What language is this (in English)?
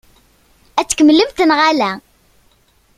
Kabyle